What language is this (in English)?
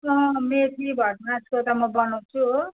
Nepali